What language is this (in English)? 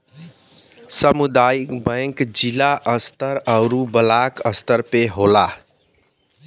Bhojpuri